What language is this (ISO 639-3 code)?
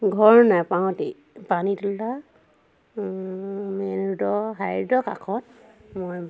asm